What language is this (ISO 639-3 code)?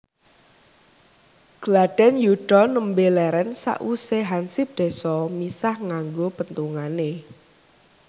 jav